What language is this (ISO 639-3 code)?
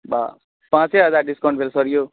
mai